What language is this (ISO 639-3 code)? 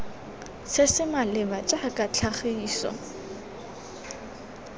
tsn